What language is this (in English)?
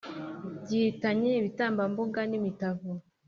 Kinyarwanda